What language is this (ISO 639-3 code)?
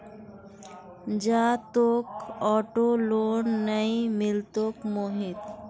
mag